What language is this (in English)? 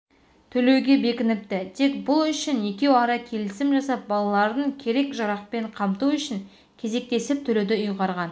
Kazakh